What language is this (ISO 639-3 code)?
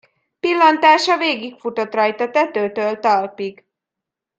hun